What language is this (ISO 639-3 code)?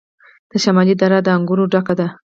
pus